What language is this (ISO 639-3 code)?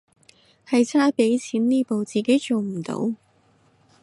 yue